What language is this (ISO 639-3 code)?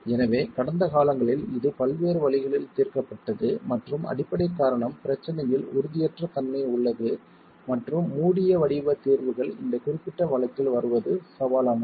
tam